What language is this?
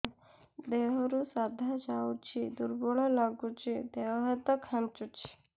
Odia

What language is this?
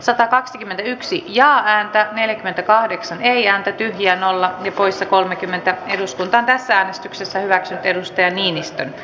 Finnish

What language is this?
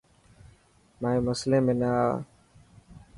Dhatki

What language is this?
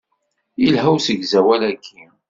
Kabyle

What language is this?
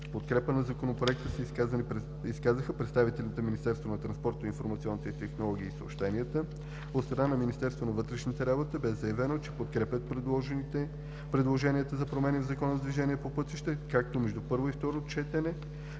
Bulgarian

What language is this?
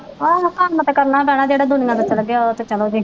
Punjabi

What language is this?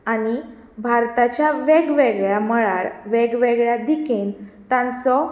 Konkani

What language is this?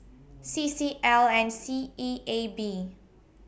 English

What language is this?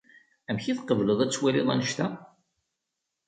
Kabyle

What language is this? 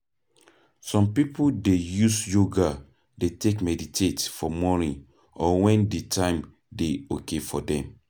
Nigerian Pidgin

